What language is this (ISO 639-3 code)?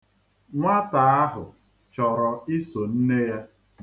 ibo